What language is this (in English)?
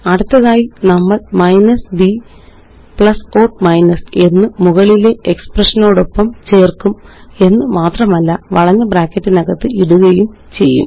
Malayalam